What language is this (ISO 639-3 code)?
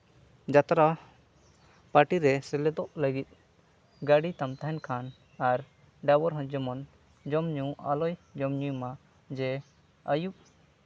sat